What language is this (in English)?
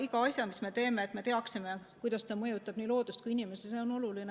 Estonian